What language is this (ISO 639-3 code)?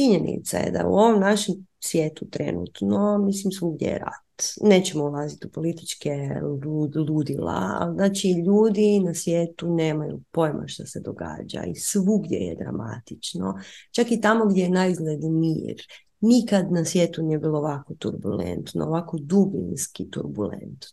hrv